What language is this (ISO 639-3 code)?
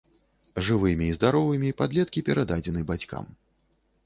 bel